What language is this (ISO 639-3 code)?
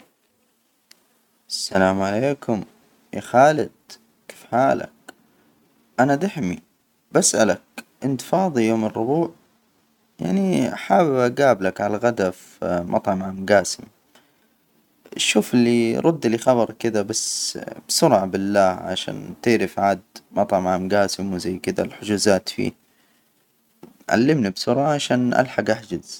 acw